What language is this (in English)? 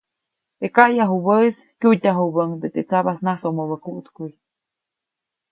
Copainalá Zoque